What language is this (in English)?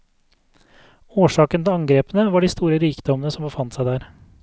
Norwegian